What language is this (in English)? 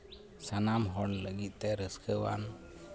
Santali